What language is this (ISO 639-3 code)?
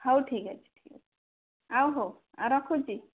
ori